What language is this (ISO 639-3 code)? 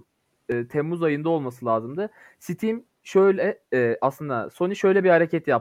tur